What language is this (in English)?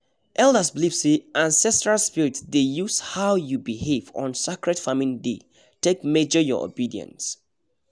Nigerian Pidgin